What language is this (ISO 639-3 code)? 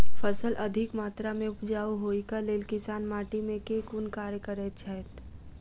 mai